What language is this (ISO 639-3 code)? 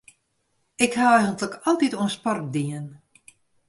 fry